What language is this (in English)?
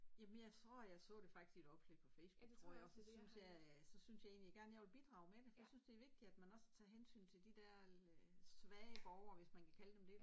Danish